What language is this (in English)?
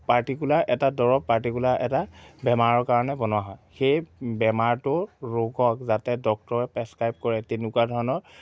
Assamese